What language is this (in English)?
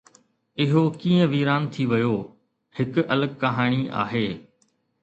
Sindhi